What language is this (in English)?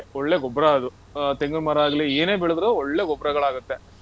Kannada